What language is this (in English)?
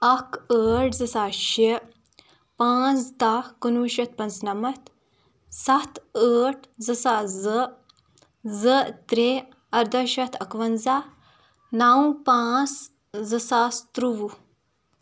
Kashmiri